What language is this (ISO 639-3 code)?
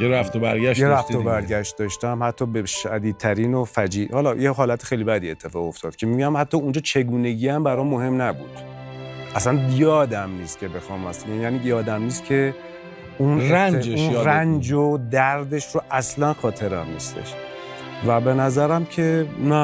fas